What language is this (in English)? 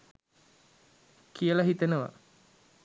Sinhala